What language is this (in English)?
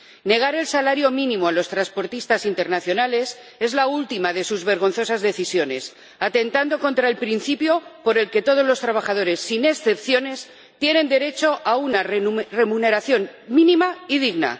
Spanish